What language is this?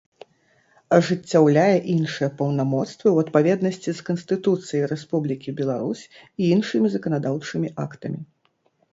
Belarusian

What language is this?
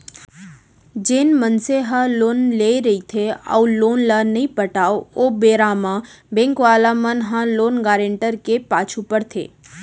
Chhattisgarhi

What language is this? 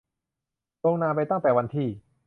Thai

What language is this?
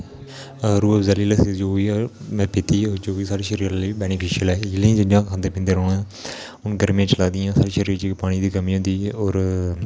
Dogri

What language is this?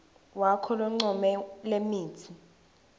Swati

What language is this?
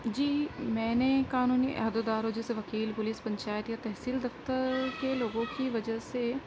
Urdu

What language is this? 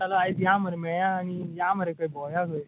Konkani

